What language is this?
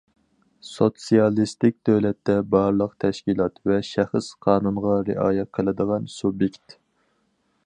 Uyghur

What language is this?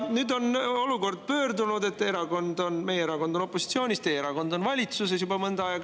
Estonian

